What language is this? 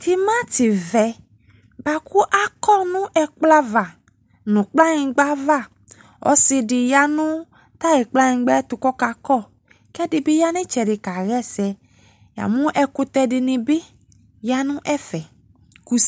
Ikposo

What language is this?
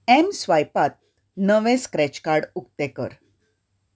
Konkani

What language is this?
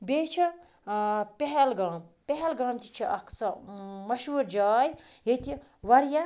Kashmiri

